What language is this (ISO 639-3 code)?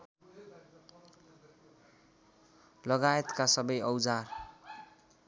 nep